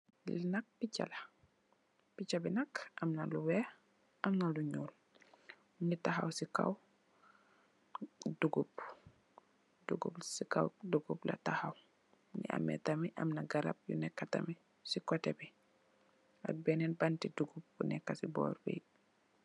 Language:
Wolof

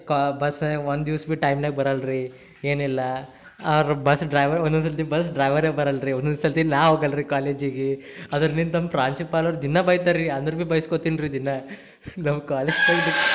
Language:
Kannada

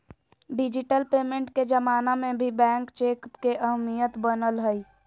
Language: Magahi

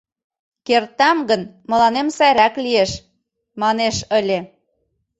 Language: Mari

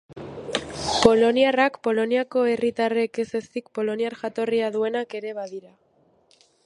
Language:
Basque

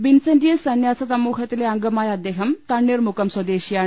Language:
Malayalam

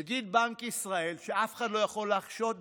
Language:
Hebrew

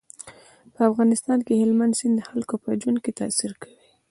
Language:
Pashto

